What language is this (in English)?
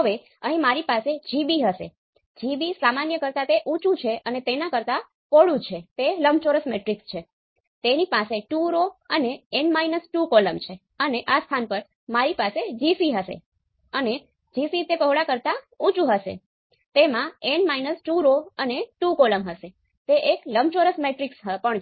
Gujarati